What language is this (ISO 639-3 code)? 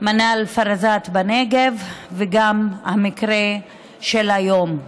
heb